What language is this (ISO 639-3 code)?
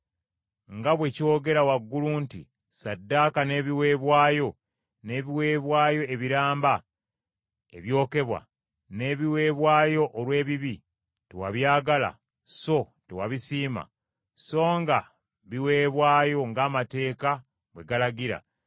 lug